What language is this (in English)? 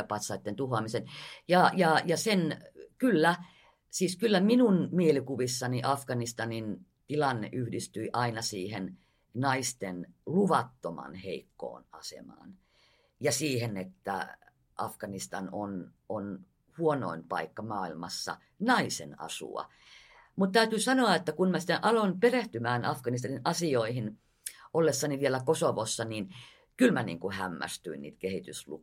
Finnish